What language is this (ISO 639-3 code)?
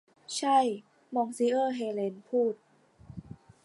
tha